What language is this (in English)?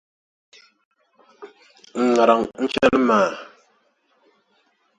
Dagbani